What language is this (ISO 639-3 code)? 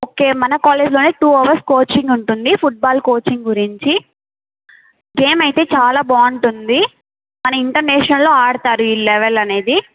tel